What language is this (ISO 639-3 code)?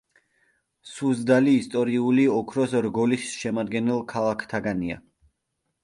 kat